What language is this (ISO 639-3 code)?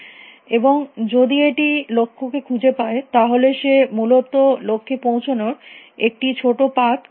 ben